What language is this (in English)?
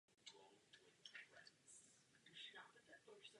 Czech